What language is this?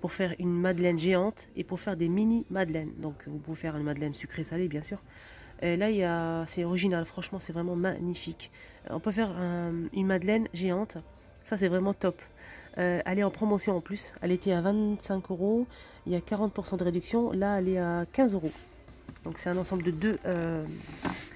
French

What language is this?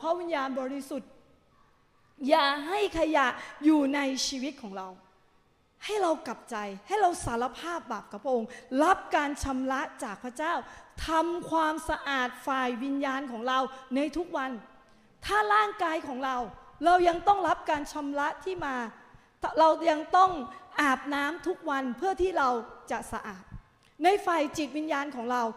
Thai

